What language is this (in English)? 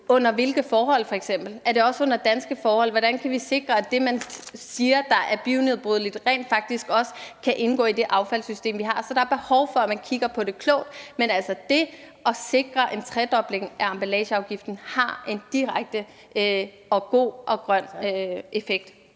Danish